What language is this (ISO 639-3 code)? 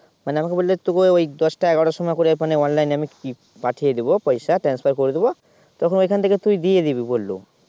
ben